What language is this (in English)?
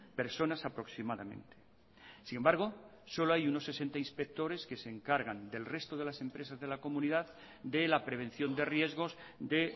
Spanish